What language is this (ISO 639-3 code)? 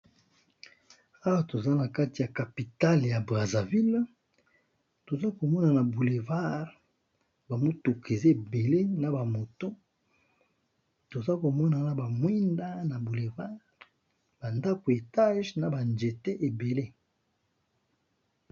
lin